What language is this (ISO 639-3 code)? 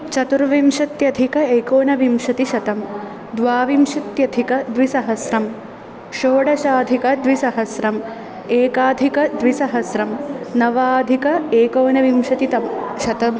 san